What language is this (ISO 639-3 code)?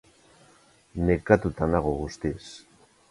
eus